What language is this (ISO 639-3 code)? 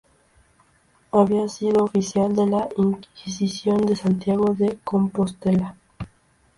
spa